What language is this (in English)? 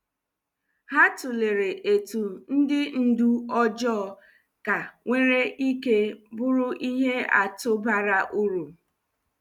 Igbo